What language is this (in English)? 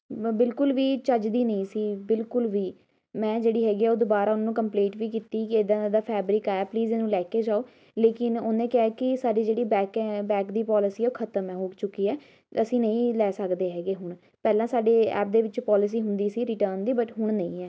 Punjabi